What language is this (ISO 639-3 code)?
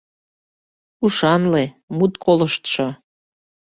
chm